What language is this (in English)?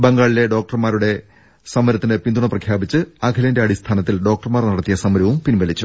Malayalam